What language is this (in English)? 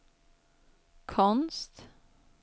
Swedish